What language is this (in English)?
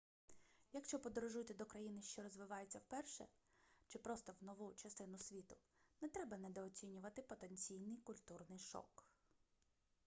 Ukrainian